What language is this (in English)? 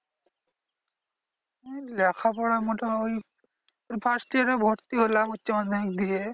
Bangla